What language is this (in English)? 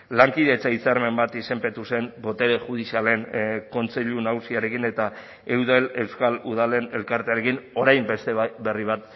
Basque